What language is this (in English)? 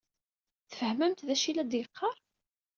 Kabyle